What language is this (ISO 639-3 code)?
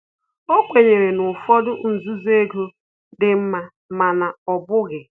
ibo